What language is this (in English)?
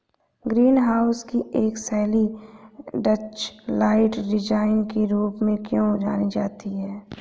Hindi